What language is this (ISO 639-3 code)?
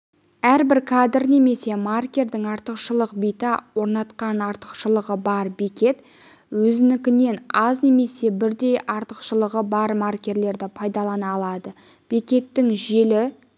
kaz